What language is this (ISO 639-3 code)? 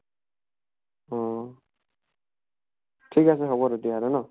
asm